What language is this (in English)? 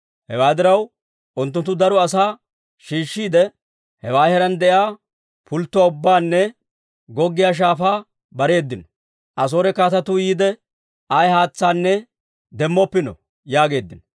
Dawro